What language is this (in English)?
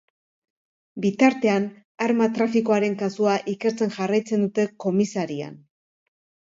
Basque